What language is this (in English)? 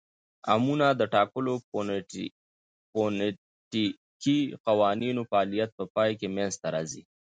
Pashto